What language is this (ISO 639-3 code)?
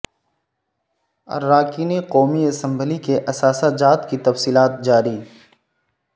urd